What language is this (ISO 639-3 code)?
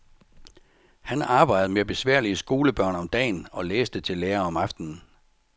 dan